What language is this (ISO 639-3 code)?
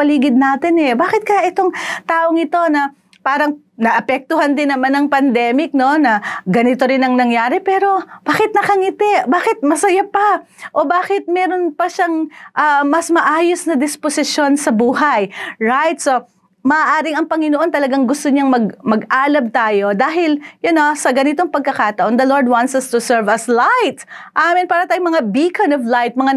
fil